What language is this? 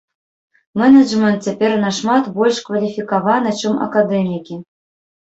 Belarusian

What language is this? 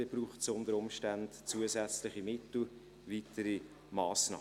Swiss German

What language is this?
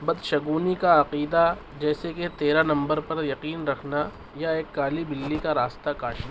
Urdu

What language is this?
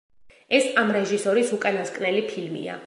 Georgian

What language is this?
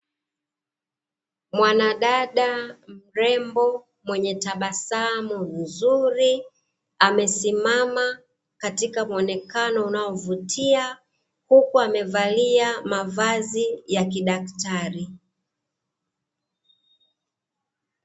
Swahili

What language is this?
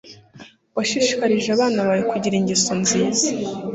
Kinyarwanda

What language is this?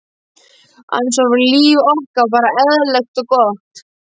Icelandic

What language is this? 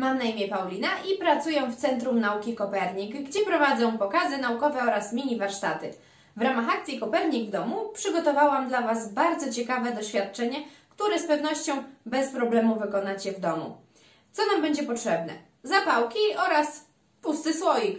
Polish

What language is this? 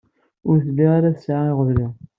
Kabyle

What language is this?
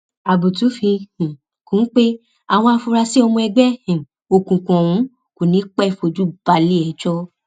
Yoruba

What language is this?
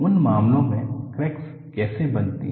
Hindi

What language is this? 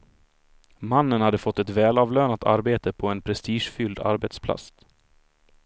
Swedish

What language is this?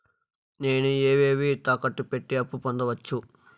Telugu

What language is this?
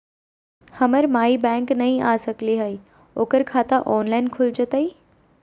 Magahi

